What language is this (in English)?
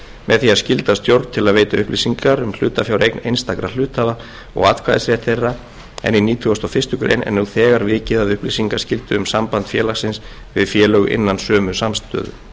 Icelandic